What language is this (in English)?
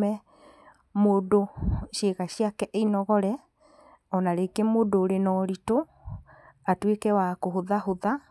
Kikuyu